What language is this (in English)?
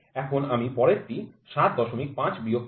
Bangla